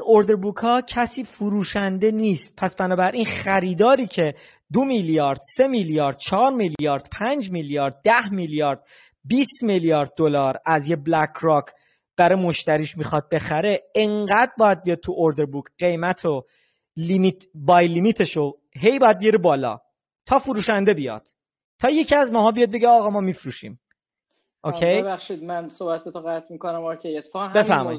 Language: Persian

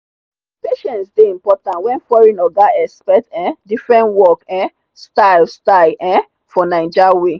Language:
Nigerian Pidgin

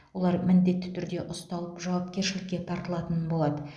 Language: Kazakh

